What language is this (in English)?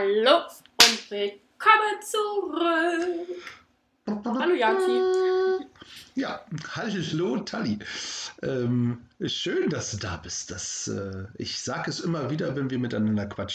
German